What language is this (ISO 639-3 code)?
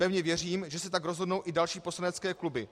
ces